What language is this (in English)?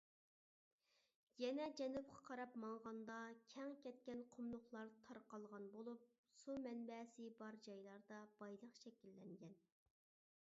Uyghur